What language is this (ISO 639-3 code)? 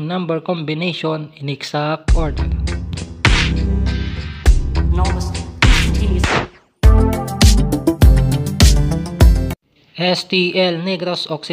fil